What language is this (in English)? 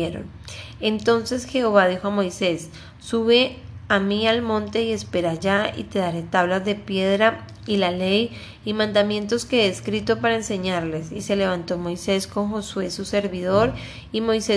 Spanish